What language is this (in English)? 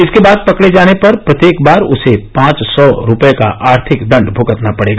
Hindi